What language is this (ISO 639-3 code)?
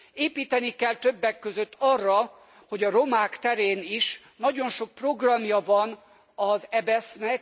hun